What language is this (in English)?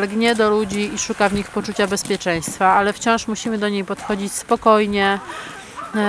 Polish